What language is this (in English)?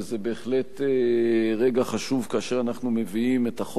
Hebrew